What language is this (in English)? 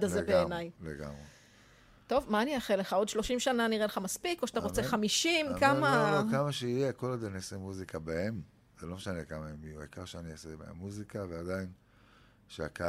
Hebrew